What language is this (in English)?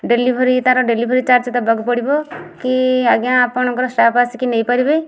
Odia